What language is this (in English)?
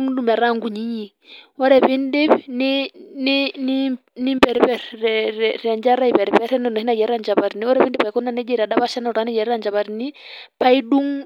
Masai